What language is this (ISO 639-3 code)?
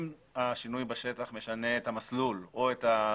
heb